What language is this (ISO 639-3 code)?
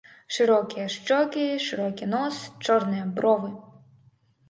bel